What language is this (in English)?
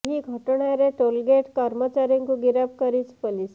Odia